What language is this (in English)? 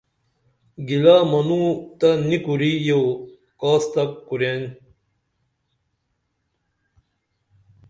Dameli